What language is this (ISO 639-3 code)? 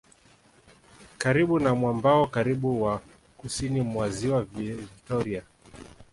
swa